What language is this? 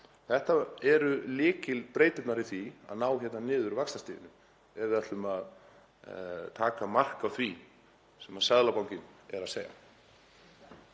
Icelandic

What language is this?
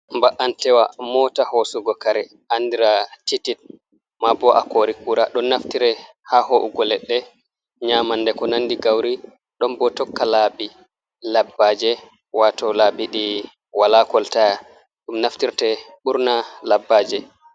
Fula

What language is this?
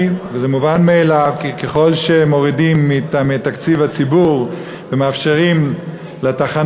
Hebrew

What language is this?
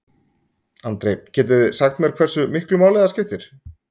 Icelandic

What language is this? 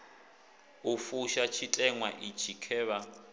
Venda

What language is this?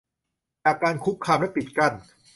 Thai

